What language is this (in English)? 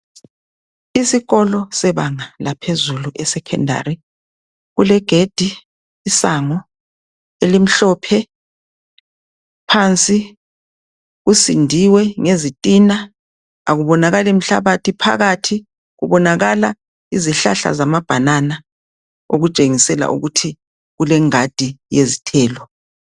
North Ndebele